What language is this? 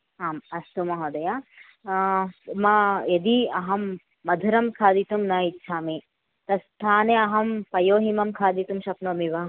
Sanskrit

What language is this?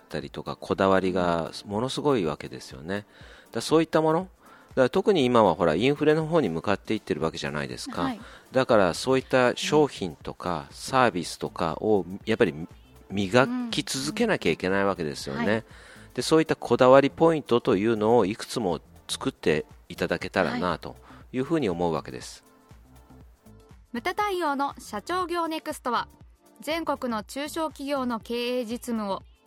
Japanese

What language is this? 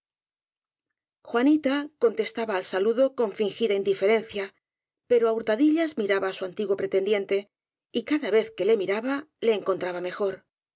Spanish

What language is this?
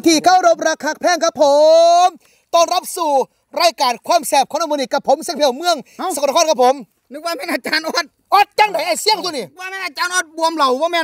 Thai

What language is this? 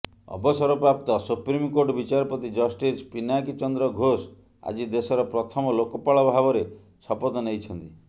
Odia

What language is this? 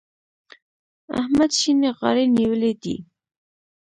Pashto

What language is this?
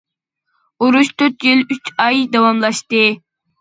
Uyghur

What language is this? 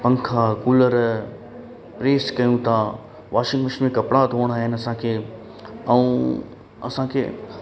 Sindhi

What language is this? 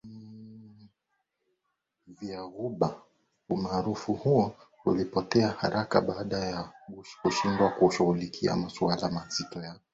Swahili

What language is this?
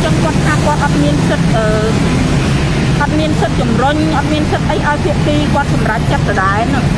Vietnamese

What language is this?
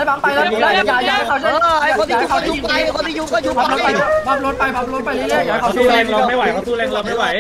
Thai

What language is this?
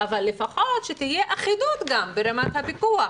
Hebrew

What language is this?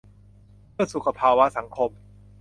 Thai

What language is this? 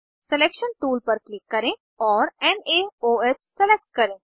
Hindi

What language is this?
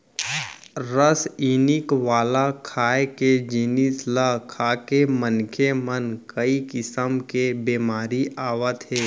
Chhattisgarhi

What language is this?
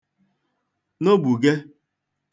Igbo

